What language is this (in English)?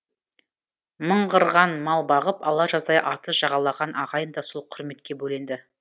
Kazakh